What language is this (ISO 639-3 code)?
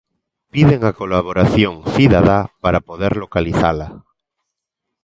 glg